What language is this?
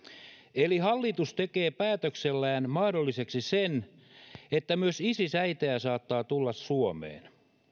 Finnish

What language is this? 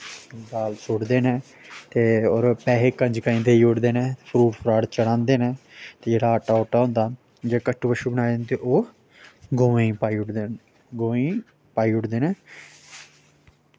Dogri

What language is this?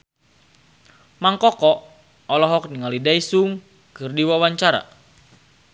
Sundanese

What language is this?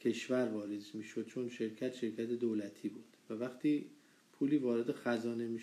Persian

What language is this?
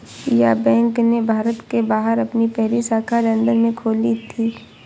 Hindi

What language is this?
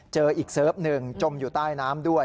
Thai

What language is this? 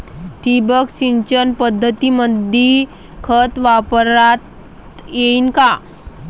Marathi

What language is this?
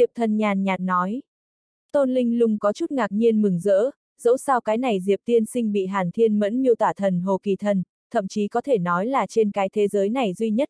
Vietnamese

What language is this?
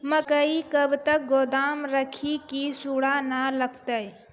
Maithili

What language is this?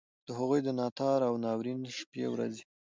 Pashto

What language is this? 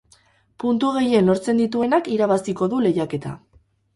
Basque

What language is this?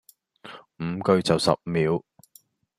Cantonese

